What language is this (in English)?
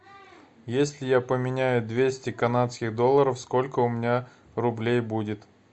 Russian